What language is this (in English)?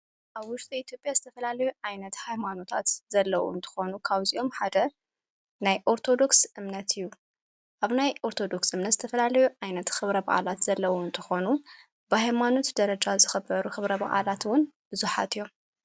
Tigrinya